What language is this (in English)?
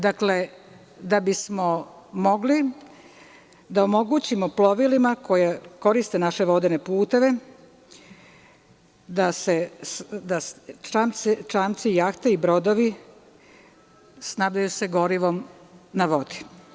Serbian